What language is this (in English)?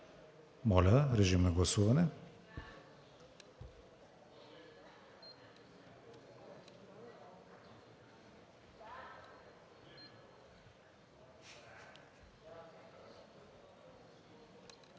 Bulgarian